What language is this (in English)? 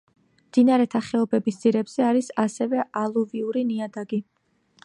Georgian